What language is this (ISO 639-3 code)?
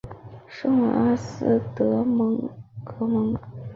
zho